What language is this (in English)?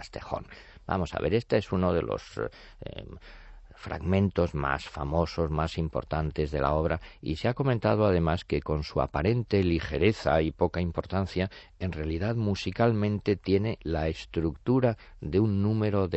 Spanish